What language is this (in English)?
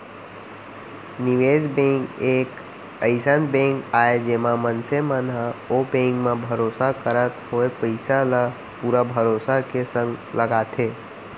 Chhattisgarhi